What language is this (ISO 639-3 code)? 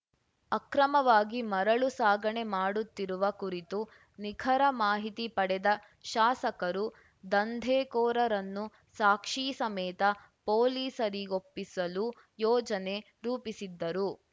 kan